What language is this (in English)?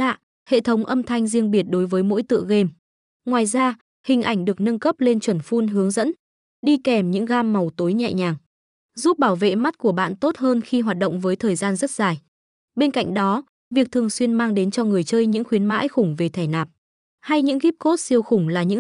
Vietnamese